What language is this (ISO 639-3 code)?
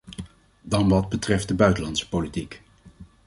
nld